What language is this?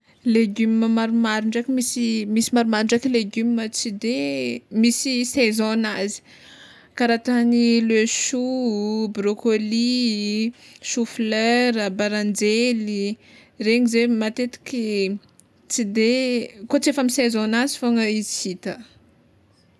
Tsimihety Malagasy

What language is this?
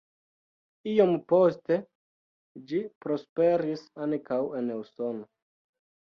Esperanto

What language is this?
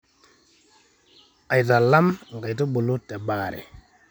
Masai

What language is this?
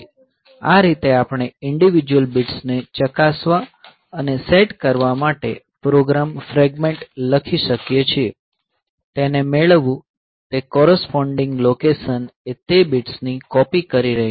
Gujarati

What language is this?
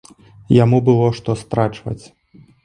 Belarusian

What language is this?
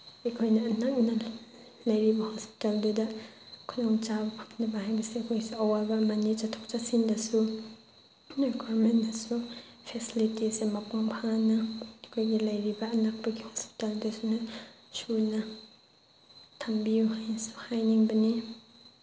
Manipuri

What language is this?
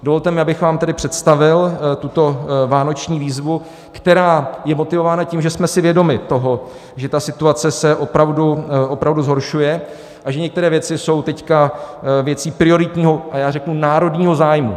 Czech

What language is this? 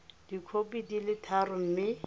Tswana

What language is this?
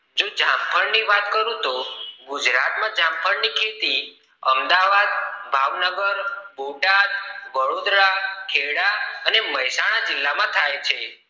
Gujarati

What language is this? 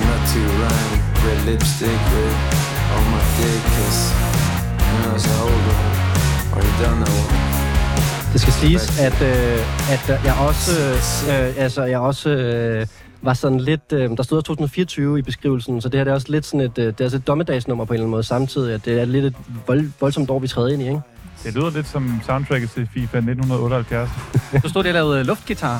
Danish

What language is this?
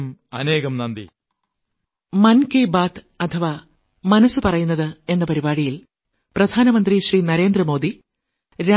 Malayalam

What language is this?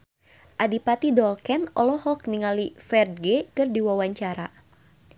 Sundanese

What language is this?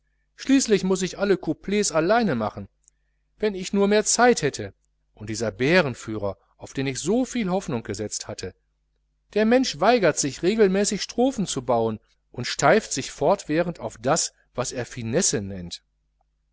German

